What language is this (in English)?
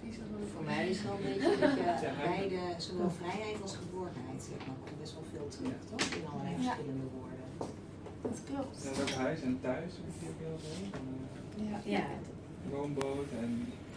Dutch